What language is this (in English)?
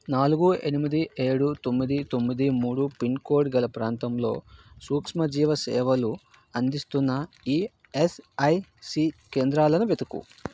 Telugu